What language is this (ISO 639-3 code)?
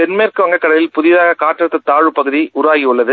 tam